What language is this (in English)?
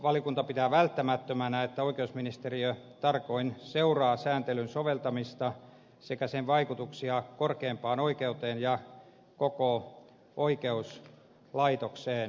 Finnish